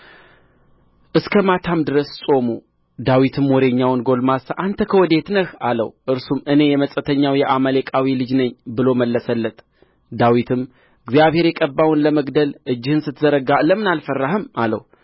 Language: Amharic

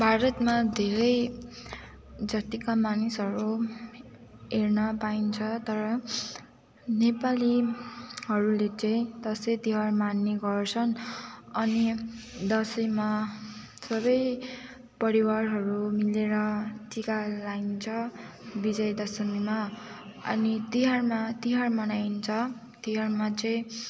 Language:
Nepali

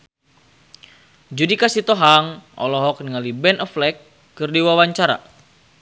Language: Sundanese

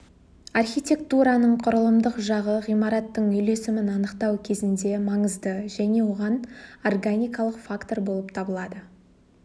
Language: Kazakh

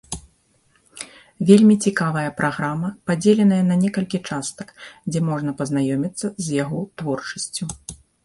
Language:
Belarusian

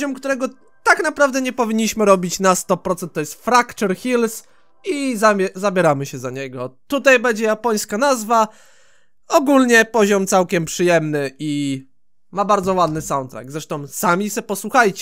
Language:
Polish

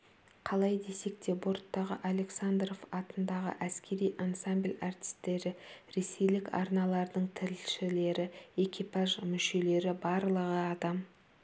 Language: Kazakh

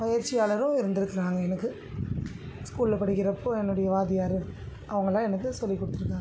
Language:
Tamil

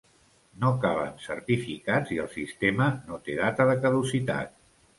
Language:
Catalan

